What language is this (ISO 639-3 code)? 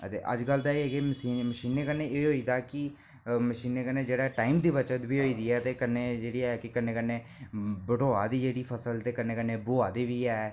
doi